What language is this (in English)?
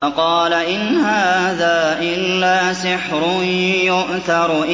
Arabic